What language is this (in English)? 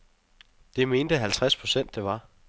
Danish